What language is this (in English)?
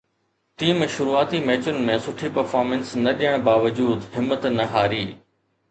Sindhi